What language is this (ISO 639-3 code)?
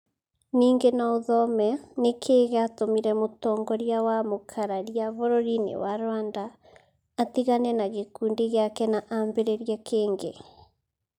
kik